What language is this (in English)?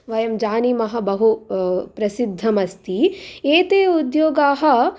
Sanskrit